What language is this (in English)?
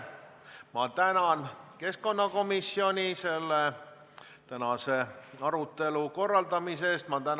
Estonian